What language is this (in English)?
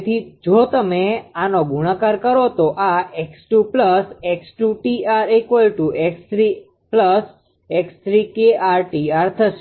Gujarati